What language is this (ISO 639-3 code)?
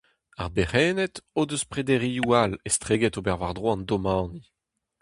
bre